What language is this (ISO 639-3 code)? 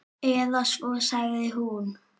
isl